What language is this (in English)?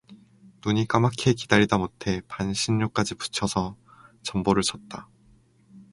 Korean